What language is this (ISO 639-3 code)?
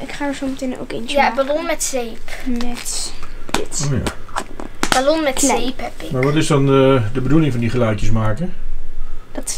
nld